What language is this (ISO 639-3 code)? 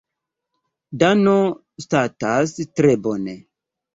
epo